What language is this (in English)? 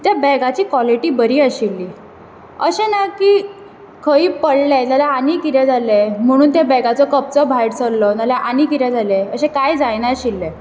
Konkani